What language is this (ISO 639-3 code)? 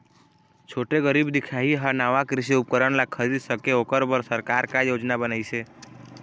hne